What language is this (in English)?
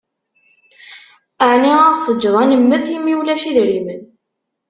Kabyle